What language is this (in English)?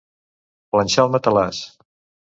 Catalan